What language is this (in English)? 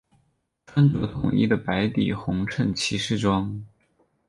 Chinese